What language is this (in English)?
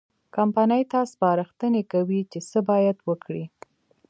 Pashto